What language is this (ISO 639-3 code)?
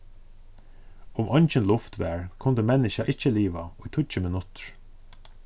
fao